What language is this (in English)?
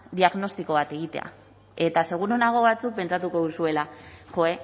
Basque